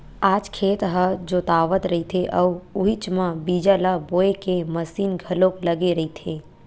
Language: Chhattisgarhi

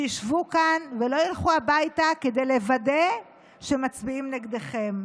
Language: Hebrew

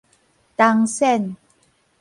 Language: Min Nan Chinese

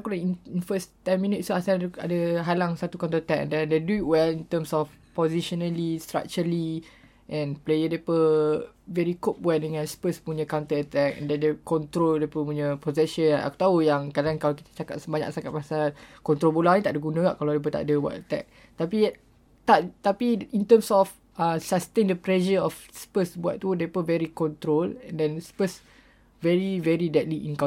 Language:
Malay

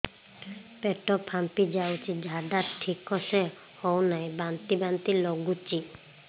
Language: Odia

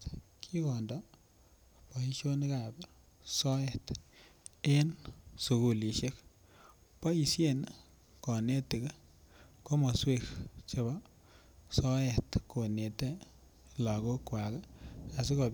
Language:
Kalenjin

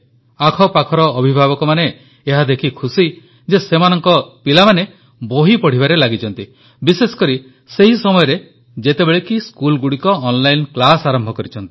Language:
Odia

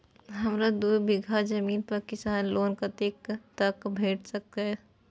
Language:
Maithili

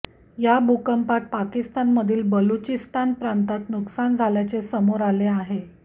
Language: Marathi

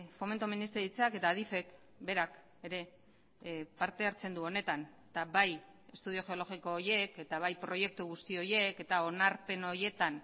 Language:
Basque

